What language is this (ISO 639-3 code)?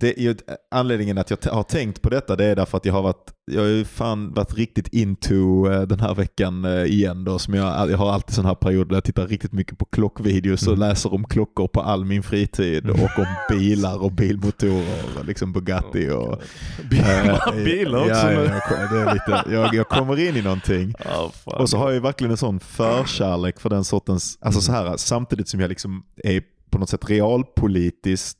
swe